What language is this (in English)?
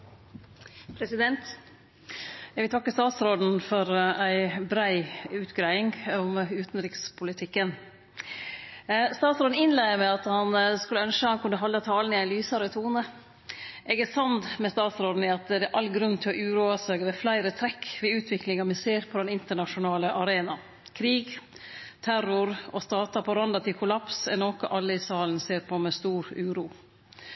Norwegian Nynorsk